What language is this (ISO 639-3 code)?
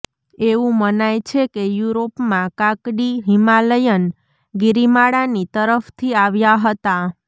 guj